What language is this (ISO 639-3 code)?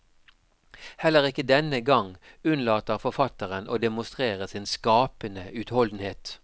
nor